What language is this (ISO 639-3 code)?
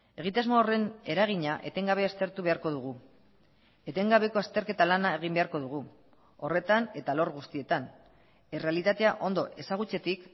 eus